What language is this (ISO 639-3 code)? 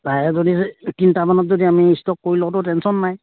asm